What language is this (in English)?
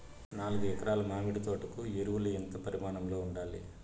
Telugu